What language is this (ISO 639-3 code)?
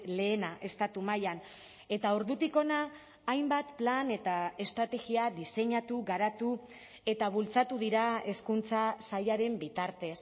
eus